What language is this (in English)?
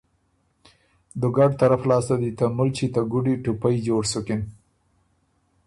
Ormuri